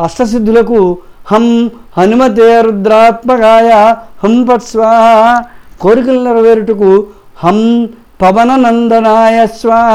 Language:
Telugu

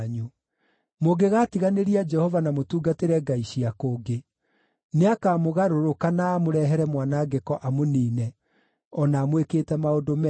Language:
Kikuyu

